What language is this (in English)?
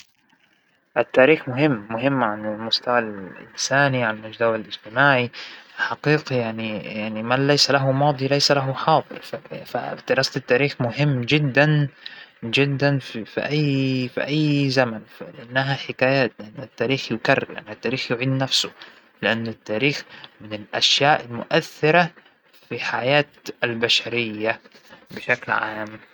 Hijazi Arabic